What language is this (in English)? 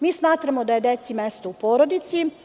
Serbian